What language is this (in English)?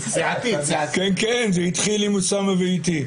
Hebrew